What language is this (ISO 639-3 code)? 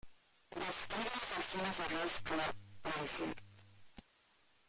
spa